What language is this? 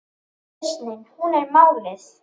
Icelandic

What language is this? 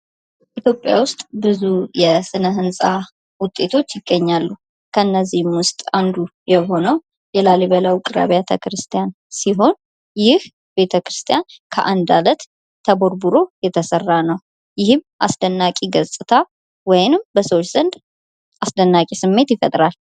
Amharic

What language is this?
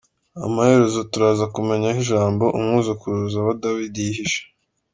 Kinyarwanda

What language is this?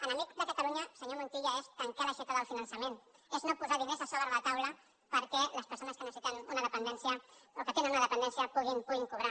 Catalan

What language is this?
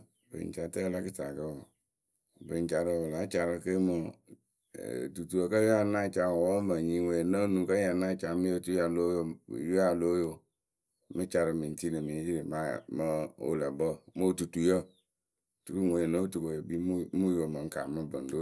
Akebu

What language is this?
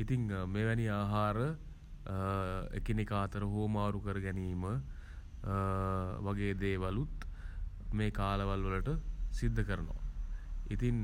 Sinhala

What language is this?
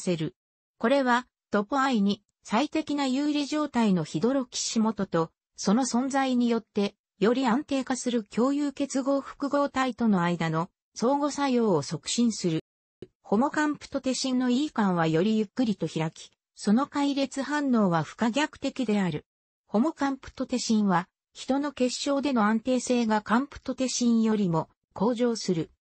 Japanese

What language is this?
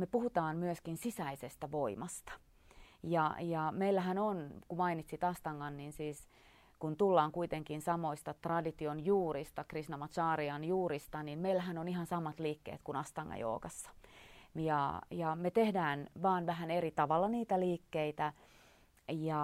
Finnish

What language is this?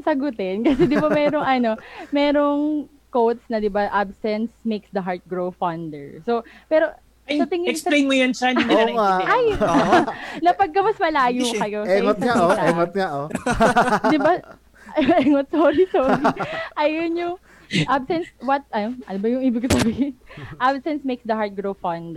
Filipino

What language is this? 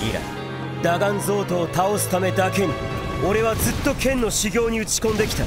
Japanese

